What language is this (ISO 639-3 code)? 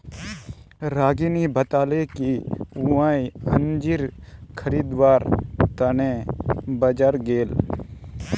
mag